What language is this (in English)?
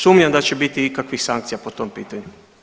Croatian